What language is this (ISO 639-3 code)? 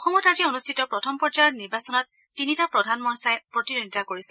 asm